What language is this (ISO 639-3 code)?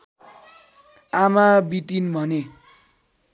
nep